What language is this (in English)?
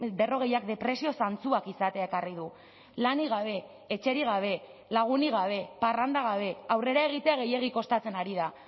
Basque